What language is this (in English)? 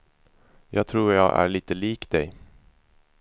Swedish